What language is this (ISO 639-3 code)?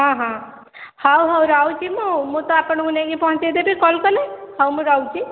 ori